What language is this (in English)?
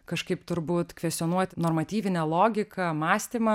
Lithuanian